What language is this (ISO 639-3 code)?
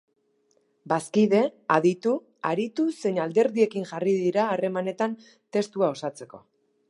eus